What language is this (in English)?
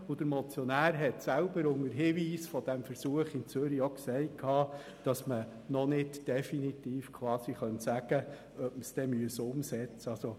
Swiss German